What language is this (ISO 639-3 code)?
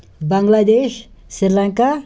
kas